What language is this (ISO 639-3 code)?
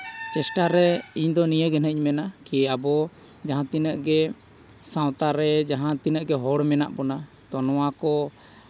sat